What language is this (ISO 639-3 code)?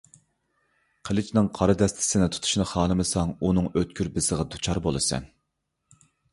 uig